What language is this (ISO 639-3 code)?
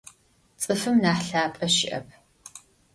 ady